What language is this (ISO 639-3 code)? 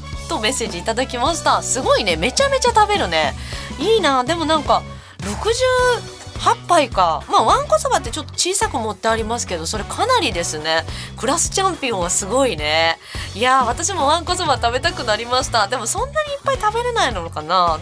jpn